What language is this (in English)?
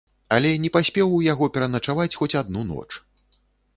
Belarusian